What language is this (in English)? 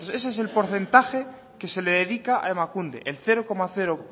Spanish